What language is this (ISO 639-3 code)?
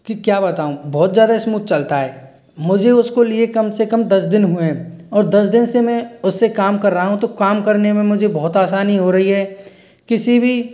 hin